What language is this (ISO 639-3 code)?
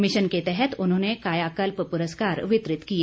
hin